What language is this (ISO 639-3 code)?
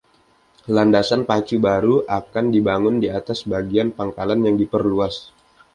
ind